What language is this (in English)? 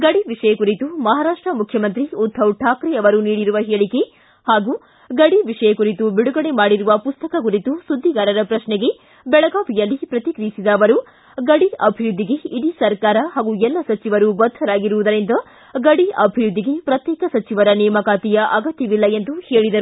Kannada